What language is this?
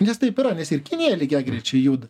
Lithuanian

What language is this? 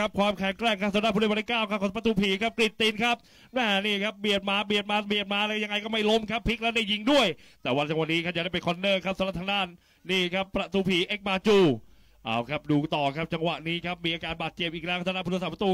Thai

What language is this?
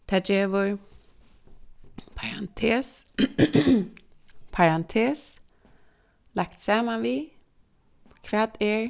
Faroese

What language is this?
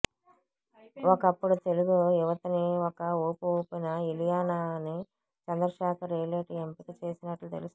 Telugu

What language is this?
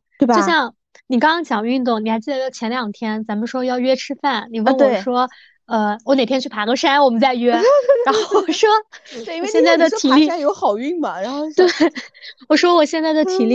Chinese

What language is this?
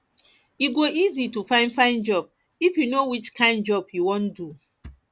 Nigerian Pidgin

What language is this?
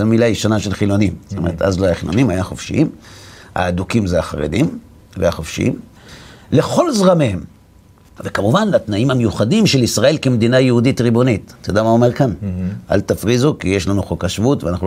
Hebrew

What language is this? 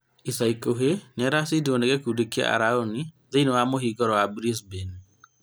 Kikuyu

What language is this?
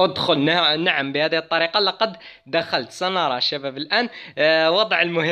Arabic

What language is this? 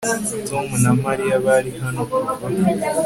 Kinyarwanda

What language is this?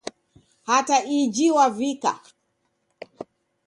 Taita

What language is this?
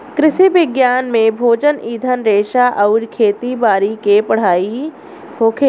Bhojpuri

